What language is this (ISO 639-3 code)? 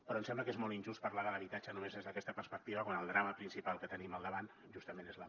cat